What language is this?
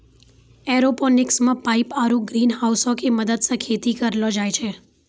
Maithili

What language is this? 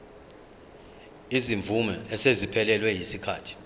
Zulu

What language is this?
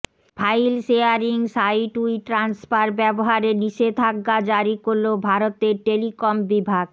Bangla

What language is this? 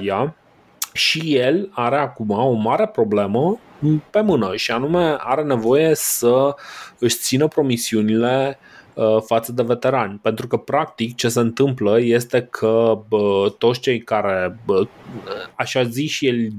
Romanian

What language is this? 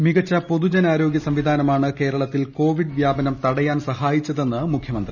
Malayalam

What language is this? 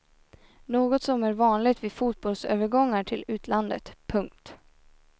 Swedish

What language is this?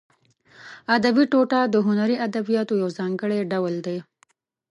Pashto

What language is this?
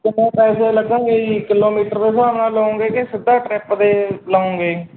Punjabi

